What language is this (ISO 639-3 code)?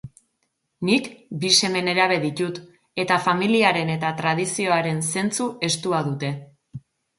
eus